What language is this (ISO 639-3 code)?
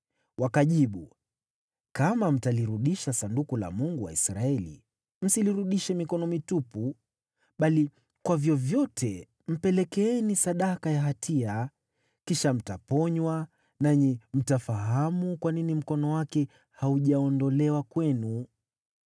swa